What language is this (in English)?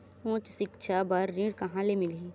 Chhattisgarhi